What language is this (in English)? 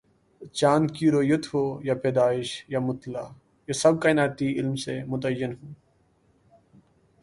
Urdu